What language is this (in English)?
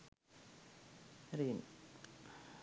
Sinhala